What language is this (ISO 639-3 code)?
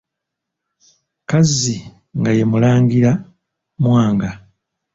lug